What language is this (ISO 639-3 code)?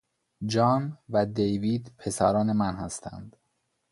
fas